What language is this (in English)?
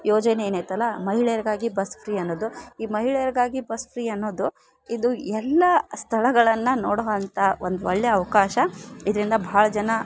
Kannada